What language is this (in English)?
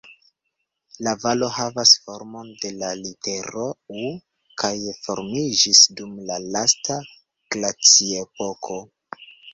Esperanto